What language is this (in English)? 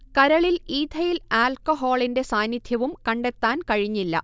Malayalam